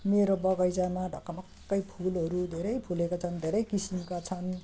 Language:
Nepali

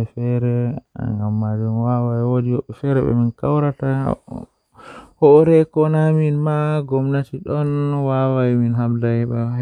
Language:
Western Niger Fulfulde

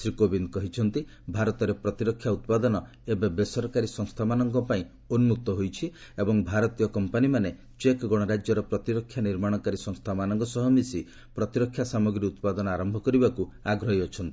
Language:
Odia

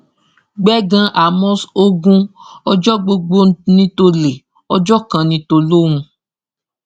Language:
Yoruba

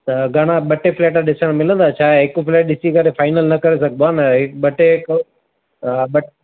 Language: Sindhi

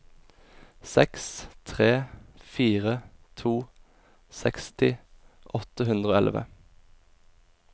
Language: Norwegian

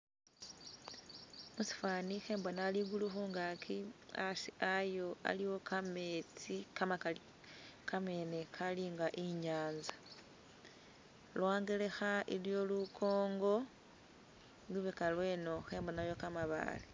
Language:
Masaaba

